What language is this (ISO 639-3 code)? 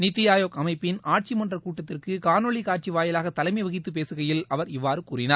tam